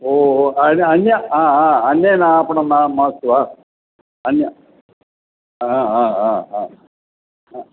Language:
Sanskrit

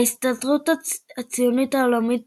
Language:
Hebrew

